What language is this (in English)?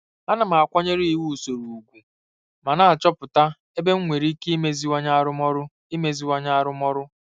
Igbo